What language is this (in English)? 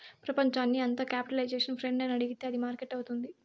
Telugu